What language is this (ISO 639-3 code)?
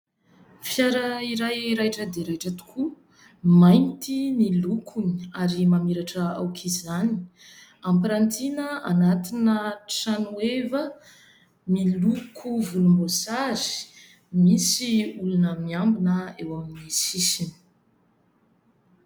mlg